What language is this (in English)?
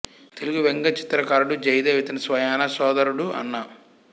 Telugu